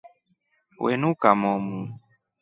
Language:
Rombo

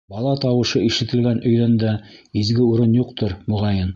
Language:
Bashkir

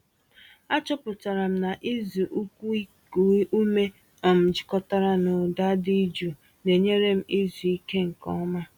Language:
Igbo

